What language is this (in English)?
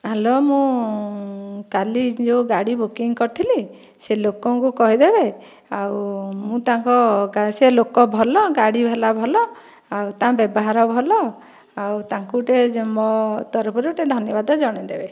Odia